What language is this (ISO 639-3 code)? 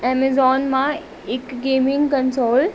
snd